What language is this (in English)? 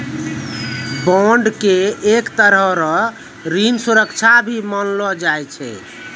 Maithili